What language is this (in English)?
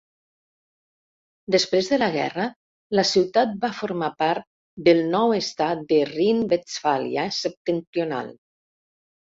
Catalan